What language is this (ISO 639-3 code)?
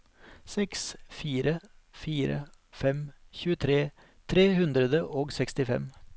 nor